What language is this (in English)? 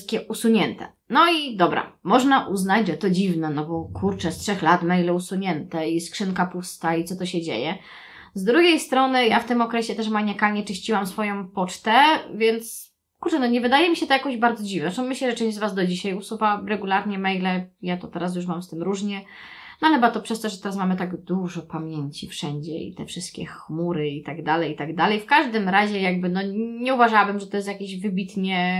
Polish